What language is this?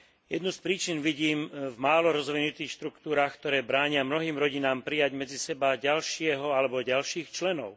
Slovak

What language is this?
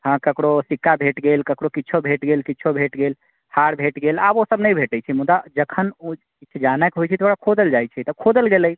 Maithili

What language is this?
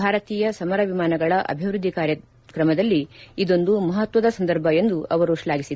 Kannada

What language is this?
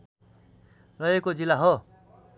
Nepali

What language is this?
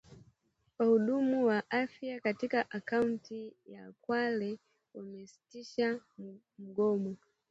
Swahili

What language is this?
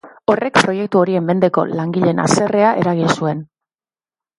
Basque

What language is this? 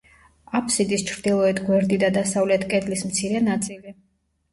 Georgian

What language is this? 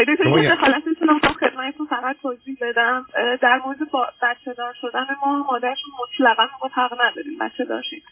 Persian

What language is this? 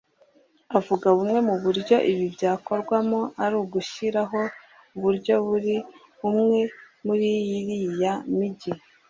Kinyarwanda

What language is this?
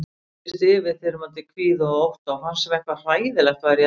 Icelandic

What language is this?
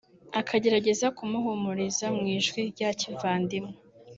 Kinyarwanda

